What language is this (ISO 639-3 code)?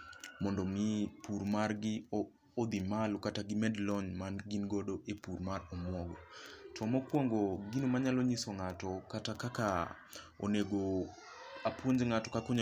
luo